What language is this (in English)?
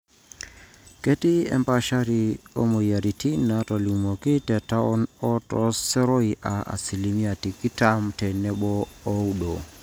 Masai